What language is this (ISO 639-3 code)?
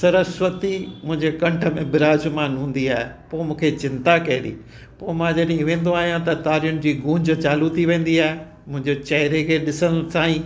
snd